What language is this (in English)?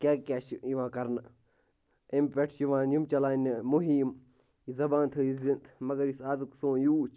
Kashmiri